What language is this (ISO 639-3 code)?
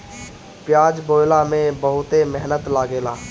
bho